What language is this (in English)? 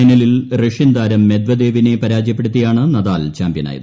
Malayalam